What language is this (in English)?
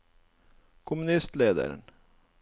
Norwegian